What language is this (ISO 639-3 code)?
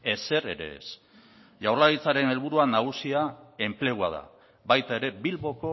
eus